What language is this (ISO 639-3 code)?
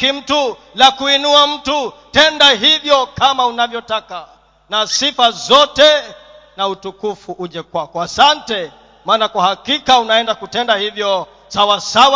swa